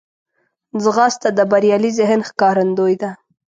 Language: Pashto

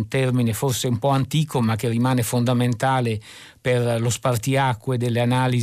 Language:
Italian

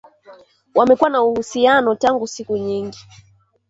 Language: Swahili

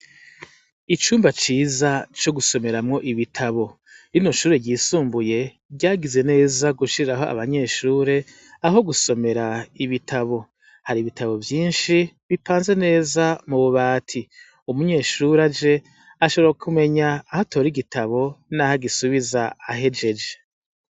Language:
Rundi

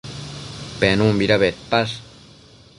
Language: Matsés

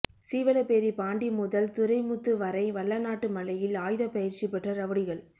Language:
Tamil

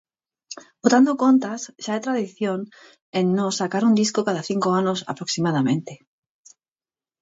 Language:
Galician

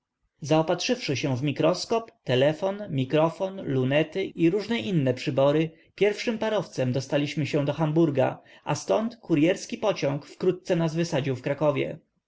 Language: Polish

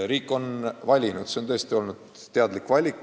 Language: Estonian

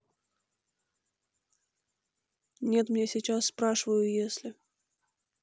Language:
Russian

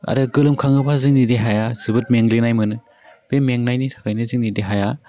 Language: Bodo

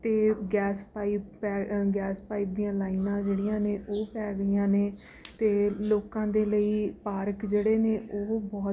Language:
Punjabi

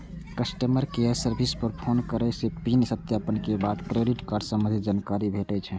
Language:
Maithili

